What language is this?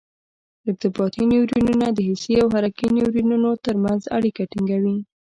Pashto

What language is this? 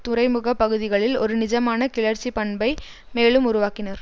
Tamil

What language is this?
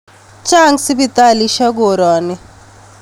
Kalenjin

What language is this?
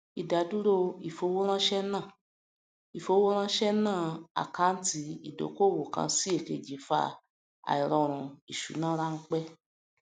Yoruba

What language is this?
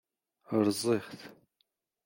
Kabyle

